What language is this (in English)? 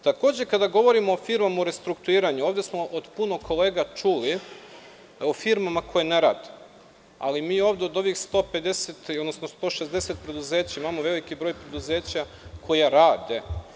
Serbian